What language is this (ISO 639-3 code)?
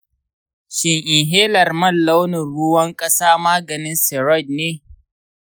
hau